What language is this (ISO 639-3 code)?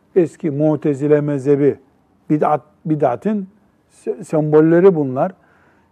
tur